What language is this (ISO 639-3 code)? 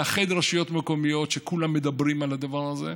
heb